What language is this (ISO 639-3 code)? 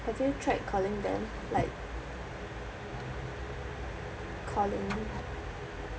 eng